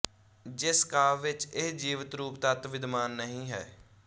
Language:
Punjabi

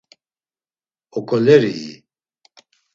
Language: Laz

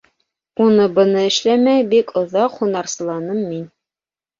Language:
Bashkir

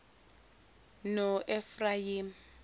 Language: Zulu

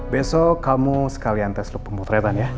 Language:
Indonesian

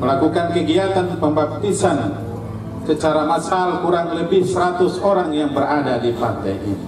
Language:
Indonesian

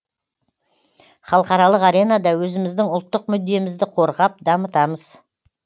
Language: Kazakh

